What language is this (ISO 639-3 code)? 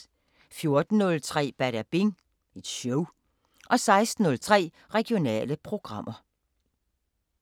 dan